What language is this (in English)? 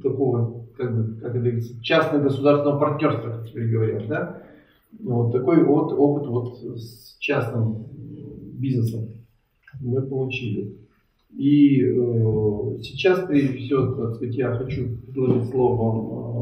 Russian